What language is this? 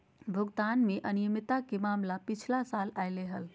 Magahi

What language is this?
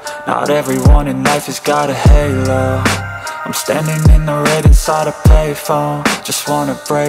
English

